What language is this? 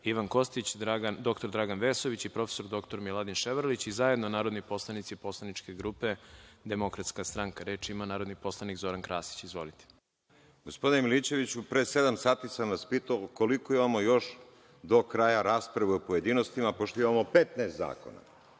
Serbian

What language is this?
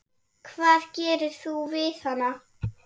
Icelandic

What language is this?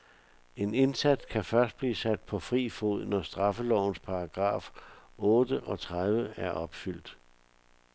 Danish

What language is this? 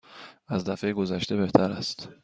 Persian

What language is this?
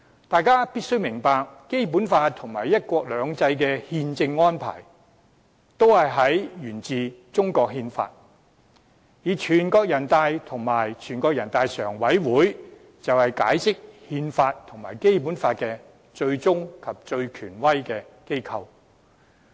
Cantonese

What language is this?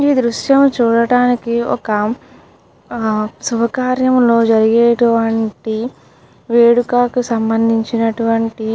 Telugu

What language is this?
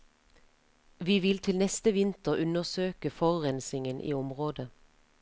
Norwegian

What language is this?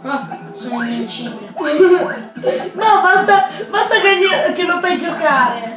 Italian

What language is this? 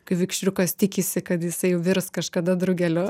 Lithuanian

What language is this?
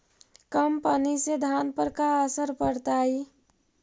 Magahi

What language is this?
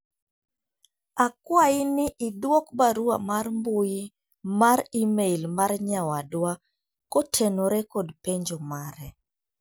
Luo (Kenya and Tanzania)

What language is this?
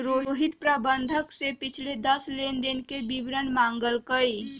Magahi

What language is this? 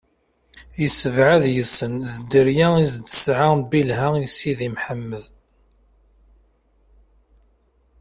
Kabyle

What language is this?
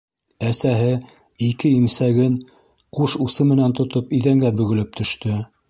Bashkir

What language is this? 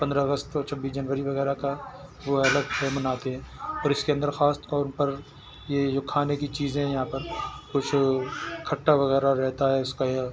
Urdu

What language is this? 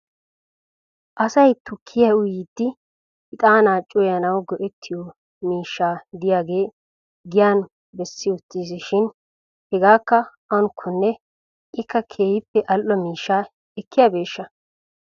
Wolaytta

